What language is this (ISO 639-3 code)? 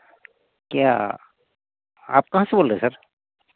hin